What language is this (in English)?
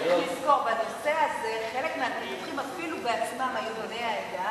Hebrew